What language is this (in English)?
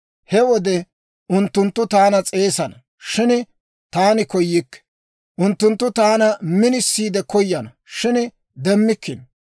Dawro